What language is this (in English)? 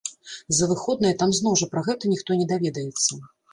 Belarusian